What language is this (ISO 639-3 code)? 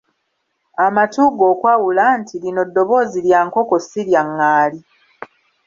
lug